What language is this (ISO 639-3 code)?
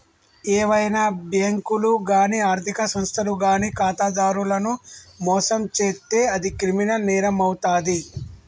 tel